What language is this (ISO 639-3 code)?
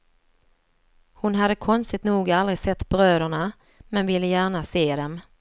swe